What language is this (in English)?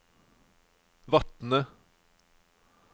Norwegian